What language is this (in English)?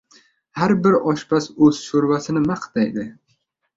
Uzbek